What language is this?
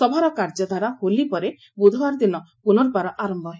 Odia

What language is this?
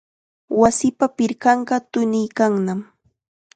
Chiquián Ancash Quechua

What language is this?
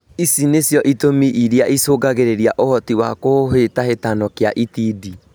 Kikuyu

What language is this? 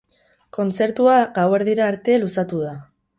Basque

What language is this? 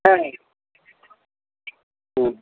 Bangla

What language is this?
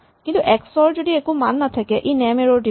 Assamese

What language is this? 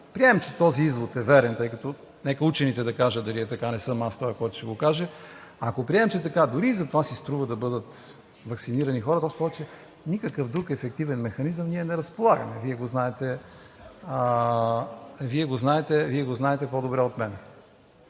Bulgarian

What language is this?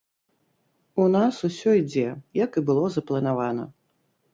Belarusian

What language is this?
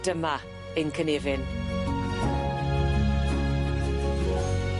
Welsh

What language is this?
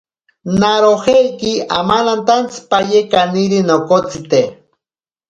Ashéninka Perené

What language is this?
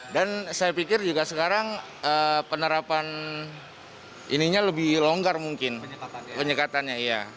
Indonesian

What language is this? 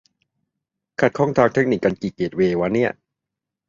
Thai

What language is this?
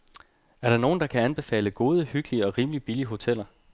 Danish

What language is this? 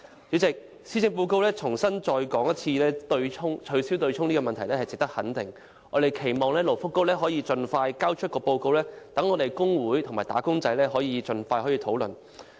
Cantonese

